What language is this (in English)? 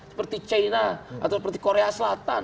Indonesian